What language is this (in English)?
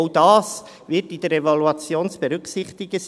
Swiss German